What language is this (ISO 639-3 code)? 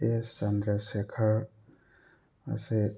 mni